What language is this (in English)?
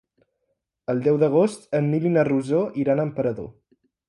Catalan